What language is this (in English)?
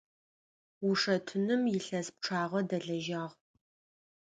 Adyghe